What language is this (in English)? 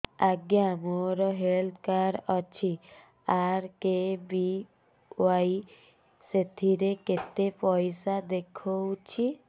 Odia